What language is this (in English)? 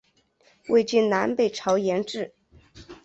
Chinese